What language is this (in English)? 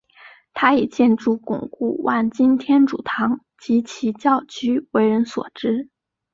Chinese